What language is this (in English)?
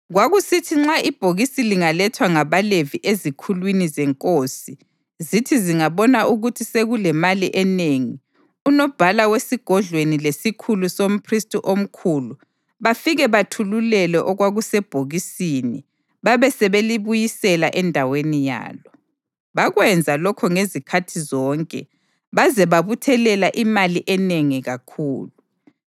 North Ndebele